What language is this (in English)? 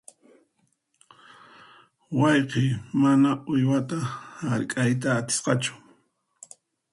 Puno Quechua